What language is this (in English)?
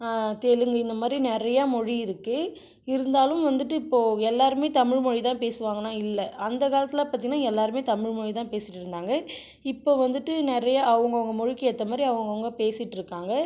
Tamil